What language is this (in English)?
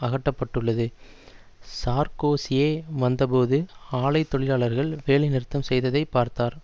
Tamil